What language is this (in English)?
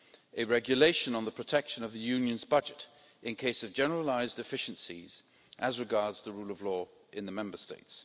English